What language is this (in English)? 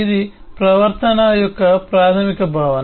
Telugu